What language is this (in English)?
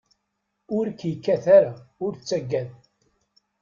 Kabyle